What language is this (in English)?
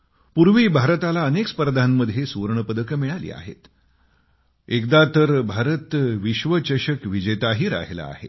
Marathi